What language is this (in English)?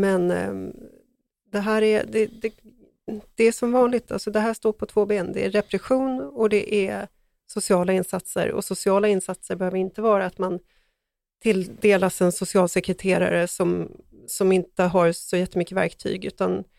Swedish